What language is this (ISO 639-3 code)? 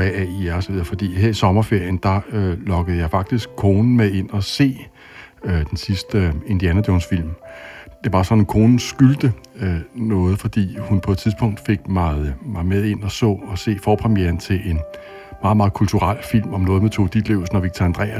dan